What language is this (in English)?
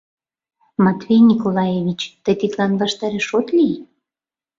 Mari